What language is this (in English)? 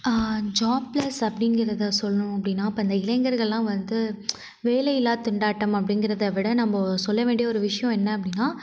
Tamil